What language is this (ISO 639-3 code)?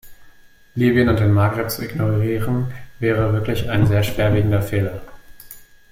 deu